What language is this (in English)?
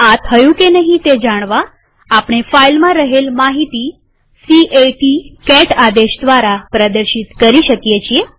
Gujarati